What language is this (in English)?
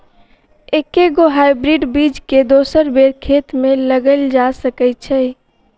Maithili